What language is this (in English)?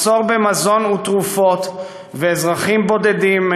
Hebrew